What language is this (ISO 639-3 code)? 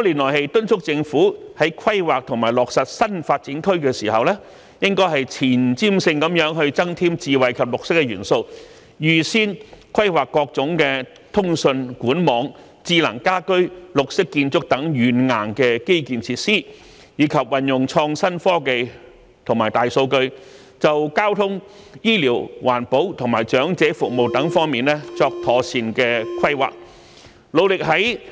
yue